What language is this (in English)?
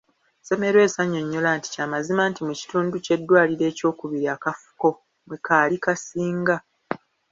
Ganda